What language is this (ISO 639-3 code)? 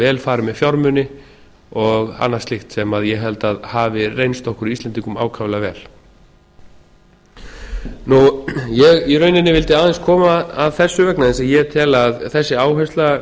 isl